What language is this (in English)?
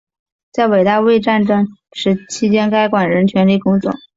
Chinese